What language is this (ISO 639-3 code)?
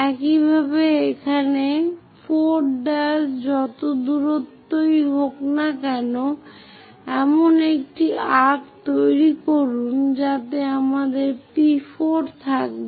ben